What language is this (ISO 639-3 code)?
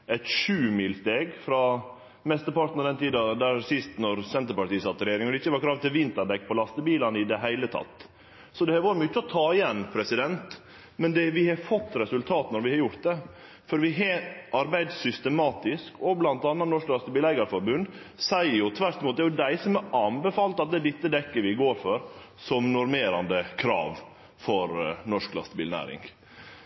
nno